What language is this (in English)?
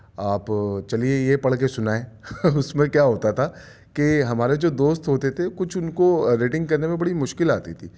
Urdu